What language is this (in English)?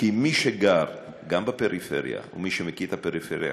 Hebrew